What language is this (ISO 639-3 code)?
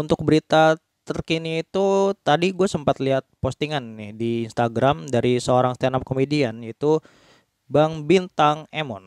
ind